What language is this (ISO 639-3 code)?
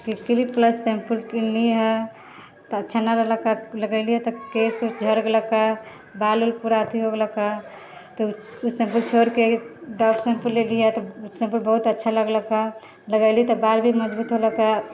mai